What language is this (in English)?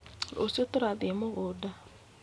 Kikuyu